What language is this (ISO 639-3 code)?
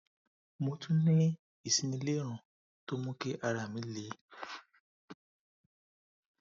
yor